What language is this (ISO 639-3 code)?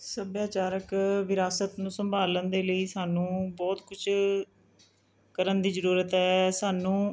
pan